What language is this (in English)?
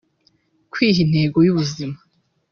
Kinyarwanda